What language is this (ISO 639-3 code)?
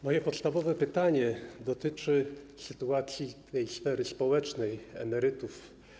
pol